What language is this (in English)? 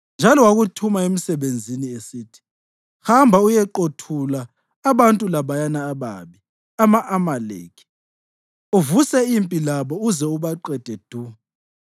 North Ndebele